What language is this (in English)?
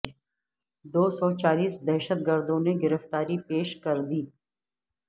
Urdu